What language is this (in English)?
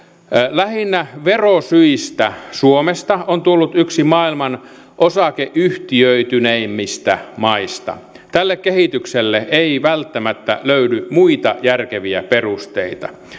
Finnish